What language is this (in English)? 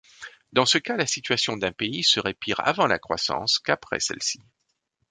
French